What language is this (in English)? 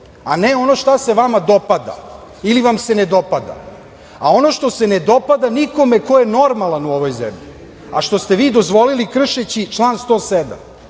Serbian